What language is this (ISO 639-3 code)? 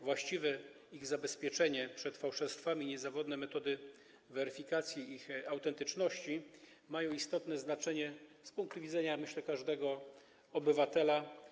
pol